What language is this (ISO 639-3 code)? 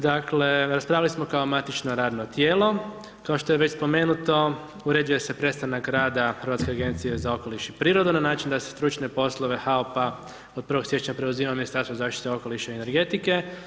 hrv